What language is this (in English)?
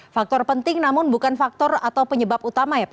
Indonesian